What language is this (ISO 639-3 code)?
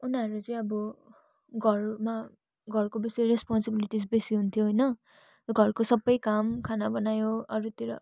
nep